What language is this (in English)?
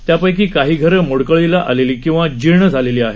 Marathi